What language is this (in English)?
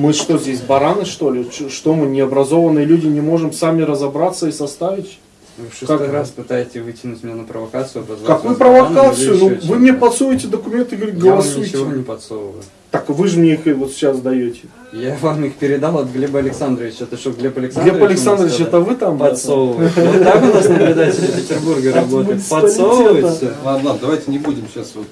Russian